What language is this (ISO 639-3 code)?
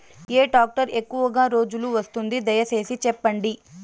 tel